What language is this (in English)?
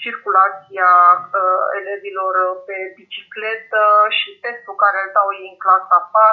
Romanian